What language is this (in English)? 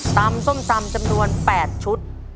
Thai